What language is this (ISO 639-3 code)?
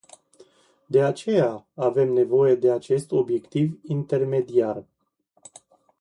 ron